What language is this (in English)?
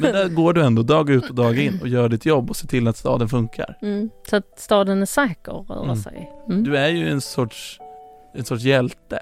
Swedish